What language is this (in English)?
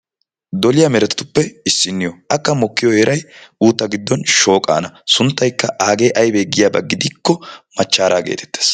Wolaytta